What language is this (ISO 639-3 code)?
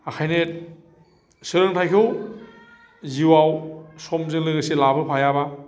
brx